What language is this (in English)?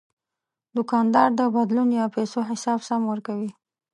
Pashto